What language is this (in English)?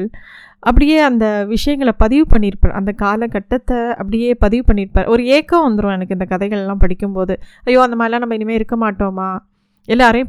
Tamil